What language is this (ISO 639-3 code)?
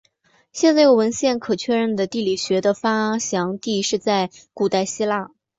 zho